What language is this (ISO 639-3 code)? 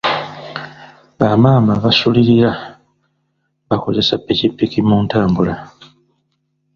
lug